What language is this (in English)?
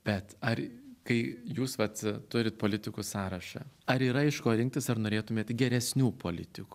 Lithuanian